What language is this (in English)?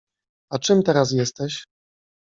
Polish